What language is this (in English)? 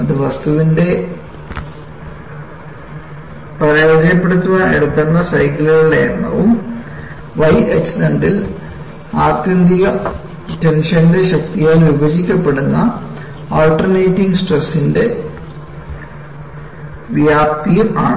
Malayalam